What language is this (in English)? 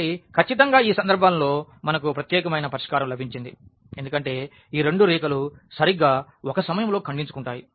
Telugu